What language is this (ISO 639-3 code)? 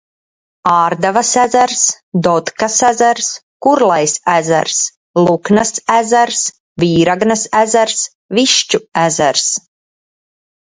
lav